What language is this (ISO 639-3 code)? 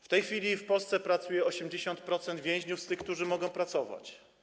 pol